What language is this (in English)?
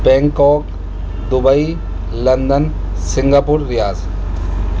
Urdu